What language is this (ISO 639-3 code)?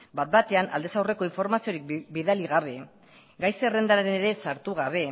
eus